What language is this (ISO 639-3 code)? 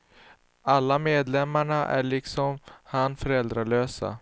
swe